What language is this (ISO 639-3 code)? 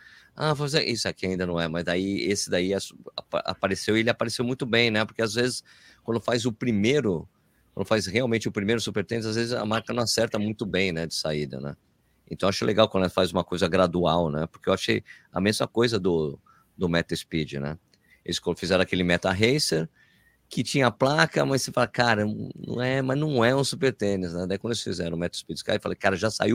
por